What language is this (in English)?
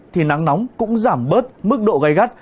Vietnamese